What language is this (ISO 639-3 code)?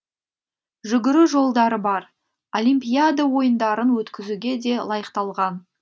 kaz